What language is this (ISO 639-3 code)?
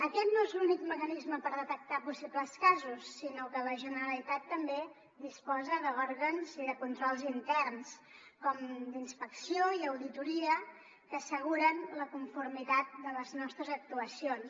cat